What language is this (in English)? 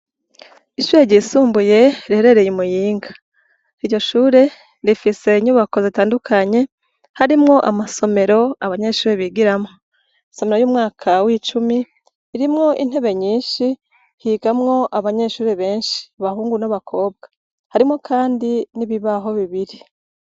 Rundi